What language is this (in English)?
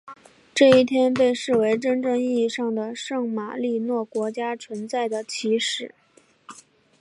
Chinese